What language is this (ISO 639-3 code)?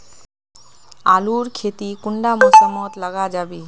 mag